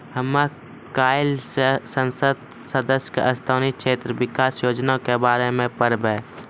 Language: Maithili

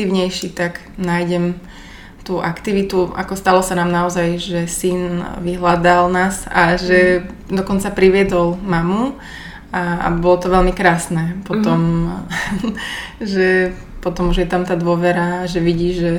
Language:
Slovak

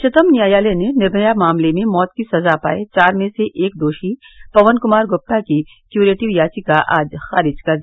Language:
Hindi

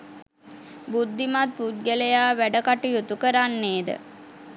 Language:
Sinhala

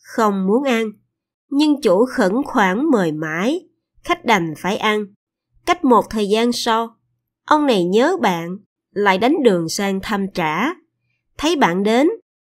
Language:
Vietnamese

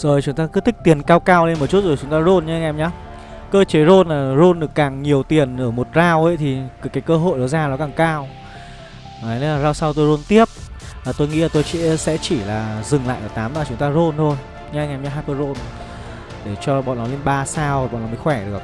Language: Vietnamese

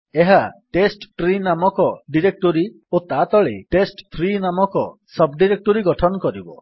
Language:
Odia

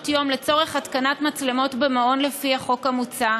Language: Hebrew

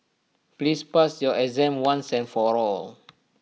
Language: English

